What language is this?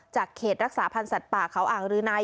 Thai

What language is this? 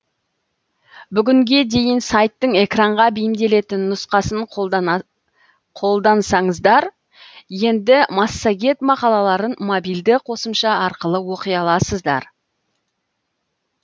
Kazakh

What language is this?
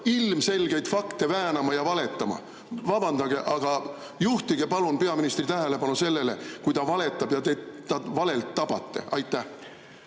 Estonian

